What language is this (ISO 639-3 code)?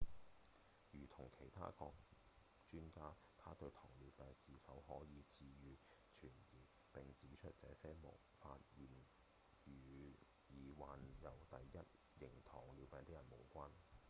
yue